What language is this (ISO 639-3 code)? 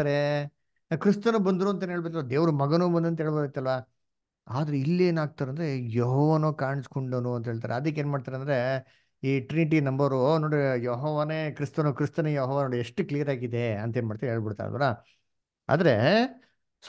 kan